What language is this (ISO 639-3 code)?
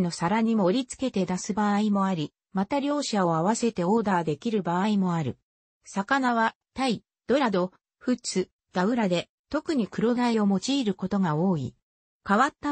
jpn